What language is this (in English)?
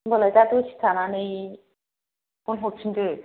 Bodo